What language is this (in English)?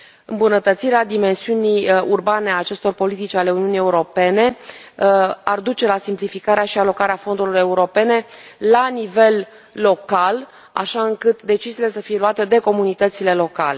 Romanian